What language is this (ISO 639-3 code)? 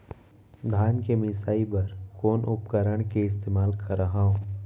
hne